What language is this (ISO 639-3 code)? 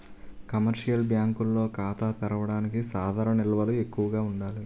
tel